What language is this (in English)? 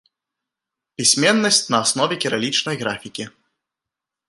Belarusian